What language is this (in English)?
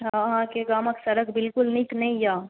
Maithili